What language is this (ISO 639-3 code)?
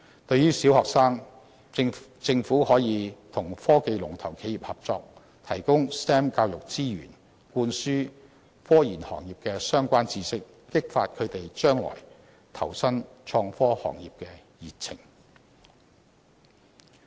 yue